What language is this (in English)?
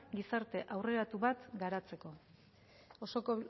Basque